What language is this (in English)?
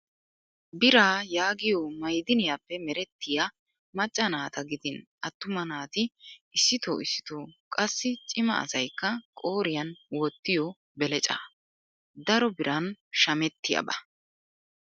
Wolaytta